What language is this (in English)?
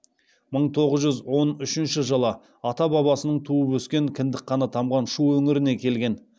Kazakh